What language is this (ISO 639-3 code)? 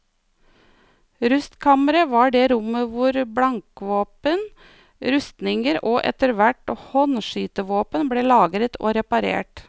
nor